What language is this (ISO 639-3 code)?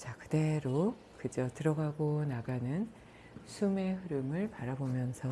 kor